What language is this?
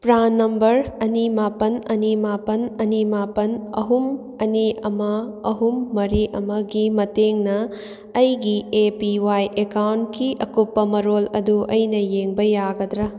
Manipuri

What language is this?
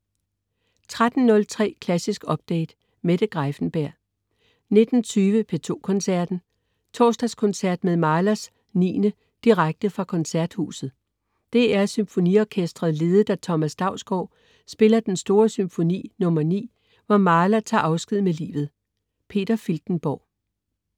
Danish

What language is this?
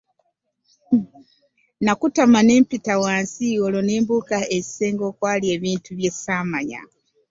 Ganda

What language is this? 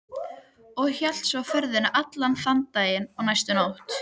Icelandic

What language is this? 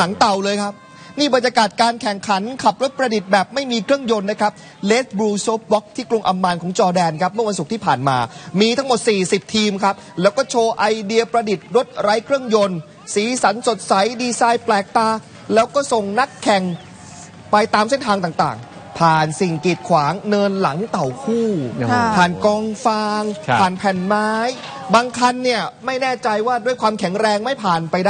Thai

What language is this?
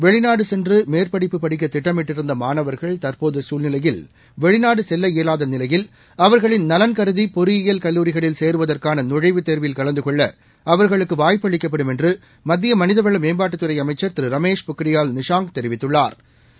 Tamil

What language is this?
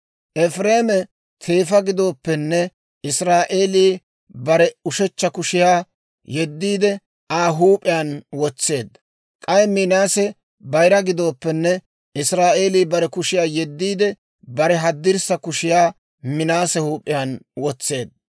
Dawro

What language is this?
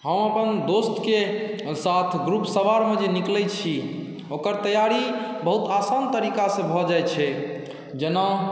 Maithili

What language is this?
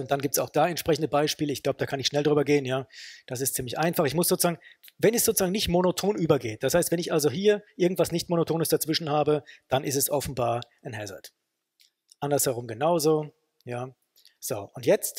German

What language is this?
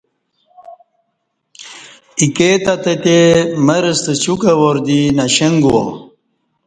Kati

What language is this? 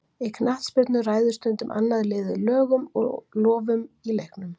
Icelandic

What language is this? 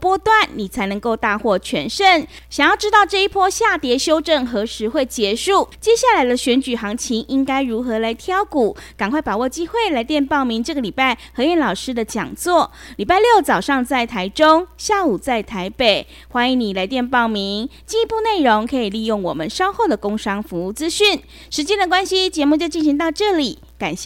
Chinese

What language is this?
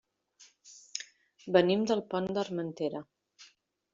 Catalan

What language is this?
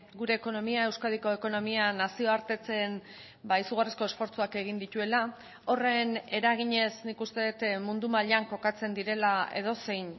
Basque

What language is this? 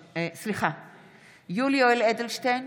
Hebrew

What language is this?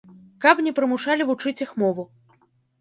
Belarusian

